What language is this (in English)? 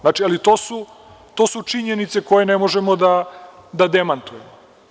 Serbian